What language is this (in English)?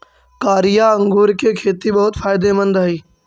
Magahi